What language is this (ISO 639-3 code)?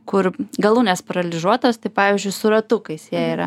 lit